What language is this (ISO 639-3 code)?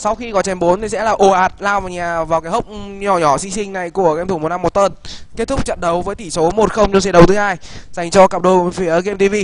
vie